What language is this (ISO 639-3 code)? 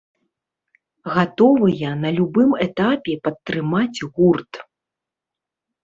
bel